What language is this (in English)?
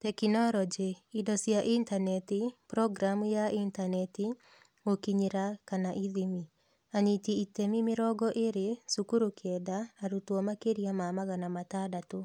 Kikuyu